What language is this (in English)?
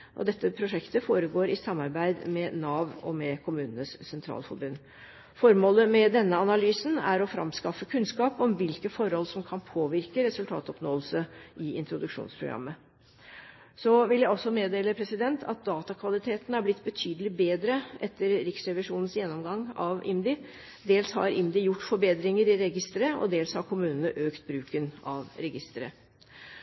Norwegian Bokmål